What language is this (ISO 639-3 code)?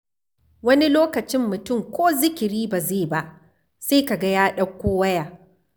hau